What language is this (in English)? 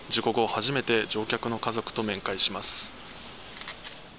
Japanese